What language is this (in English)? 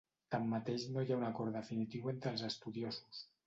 Catalan